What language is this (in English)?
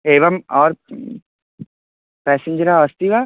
Sanskrit